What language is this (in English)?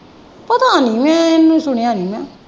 Punjabi